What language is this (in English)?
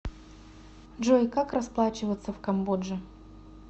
Russian